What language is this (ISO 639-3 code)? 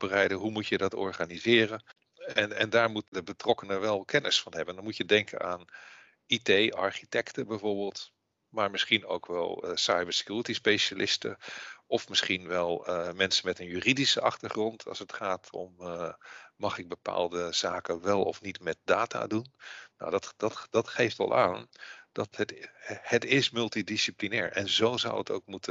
nld